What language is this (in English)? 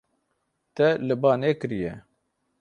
Kurdish